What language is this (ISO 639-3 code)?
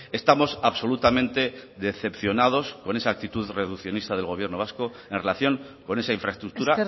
spa